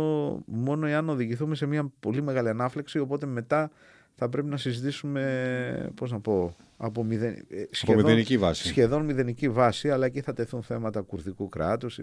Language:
Greek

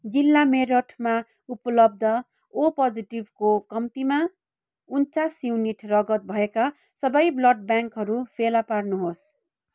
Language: Nepali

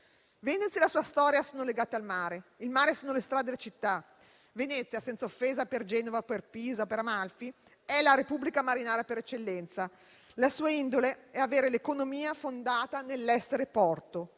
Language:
Italian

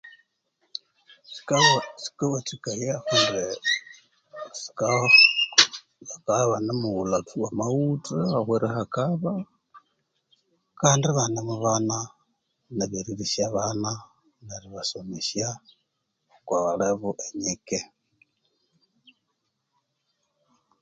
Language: Konzo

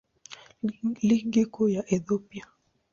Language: Swahili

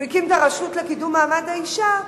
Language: Hebrew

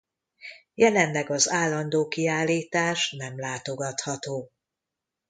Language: Hungarian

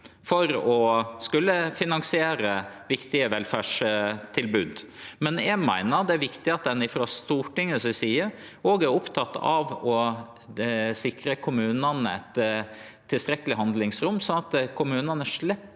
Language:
Norwegian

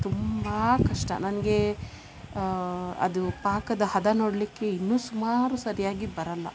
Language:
Kannada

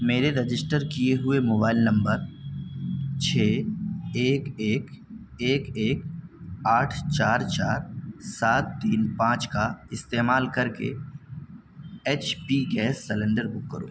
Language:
Urdu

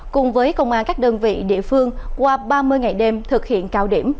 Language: Vietnamese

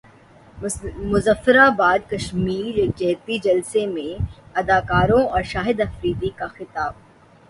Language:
Urdu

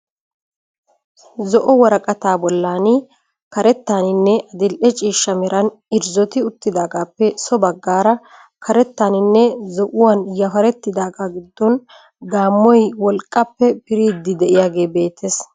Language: Wolaytta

